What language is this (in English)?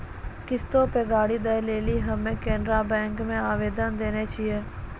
Maithili